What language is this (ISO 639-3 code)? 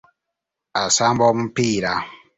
lug